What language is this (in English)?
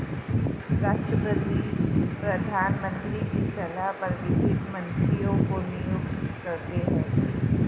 Hindi